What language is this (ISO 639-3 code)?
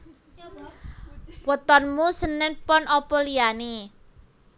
jav